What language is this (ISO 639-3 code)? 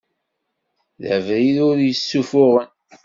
kab